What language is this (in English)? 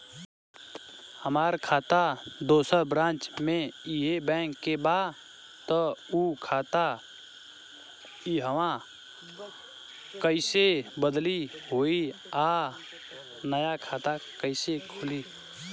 Bhojpuri